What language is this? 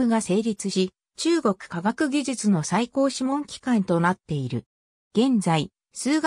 Japanese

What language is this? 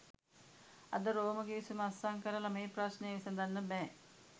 Sinhala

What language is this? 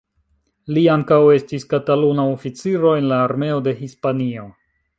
Esperanto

